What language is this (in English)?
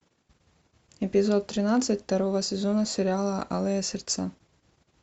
Russian